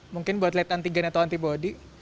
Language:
Indonesian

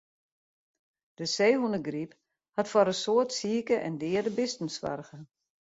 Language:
Western Frisian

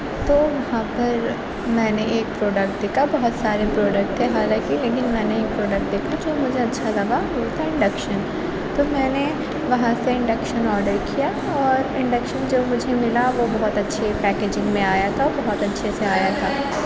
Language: Urdu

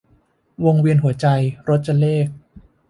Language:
Thai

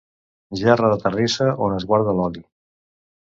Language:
Catalan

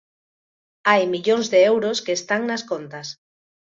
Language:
Galician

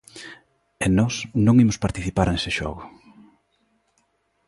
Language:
Galician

